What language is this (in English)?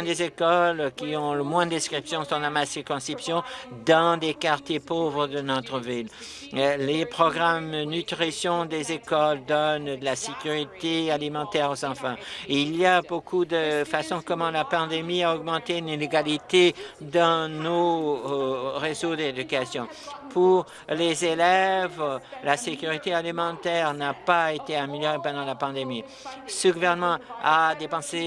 French